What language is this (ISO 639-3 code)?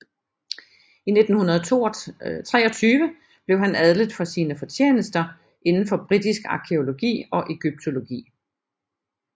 dan